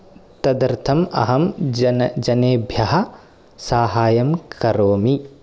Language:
Sanskrit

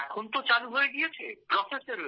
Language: Bangla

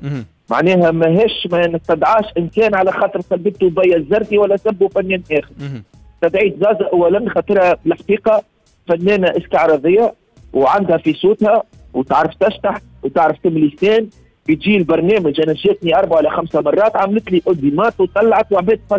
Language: Arabic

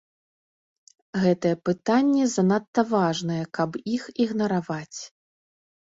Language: Belarusian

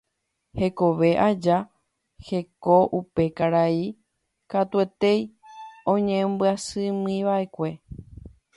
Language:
Guarani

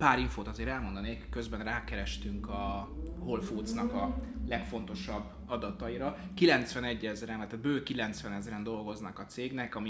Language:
Hungarian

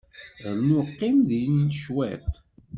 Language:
Kabyle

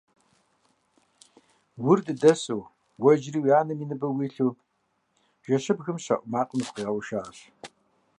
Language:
Kabardian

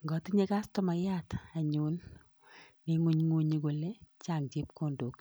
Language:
Kalenjin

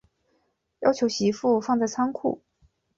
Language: Chinese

